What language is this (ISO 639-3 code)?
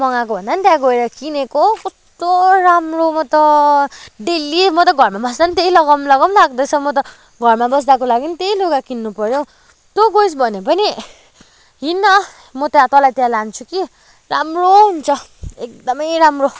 nep